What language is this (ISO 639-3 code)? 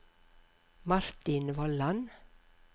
nor